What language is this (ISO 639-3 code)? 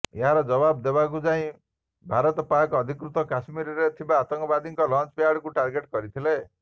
ori